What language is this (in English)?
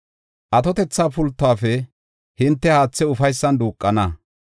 Gofa